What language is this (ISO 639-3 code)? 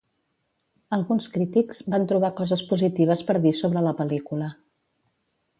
cat